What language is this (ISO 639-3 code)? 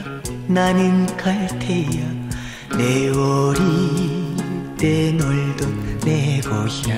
kor